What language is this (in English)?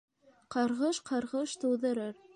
Bashkir